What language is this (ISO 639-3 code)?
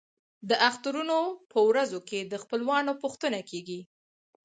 pus